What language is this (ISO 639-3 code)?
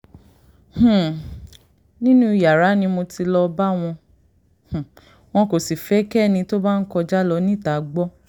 yor